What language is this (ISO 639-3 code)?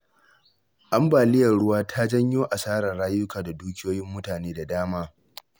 hau